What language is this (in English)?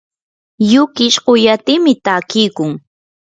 Yanahuanca Pasco Quechua